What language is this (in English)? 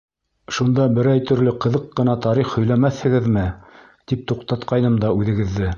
Bashkir